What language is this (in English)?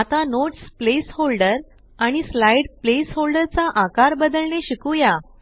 Marathi